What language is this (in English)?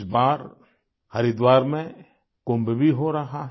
Hindi